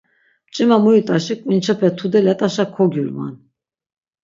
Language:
Laz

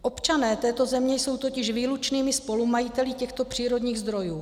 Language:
Czech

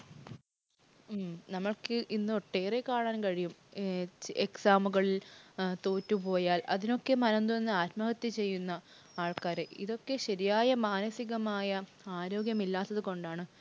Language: Malayalam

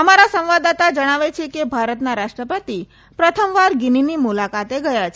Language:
Gujarati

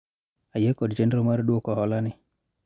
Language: Luo (Kenya and Tanzania)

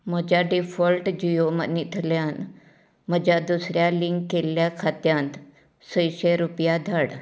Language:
Konkani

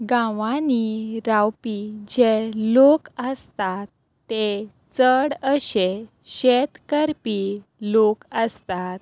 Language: Konkani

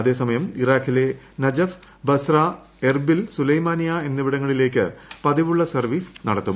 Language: Malayalam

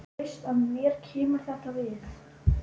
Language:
Icelandic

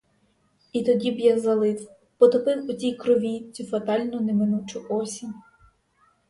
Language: Ukrainian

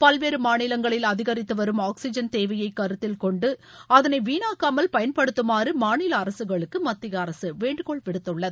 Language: Tamil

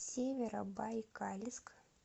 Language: Russian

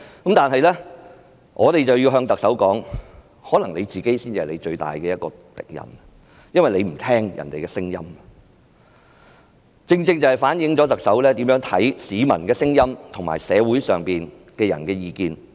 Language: Cantonese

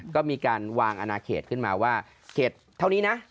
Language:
Thai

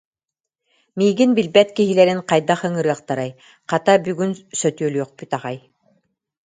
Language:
Yakut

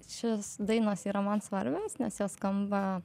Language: Lithuanian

